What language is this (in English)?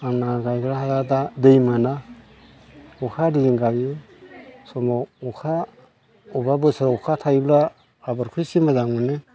Bodo